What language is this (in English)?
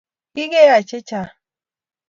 Kalenjin